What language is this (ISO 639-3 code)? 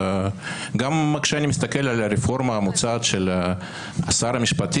heb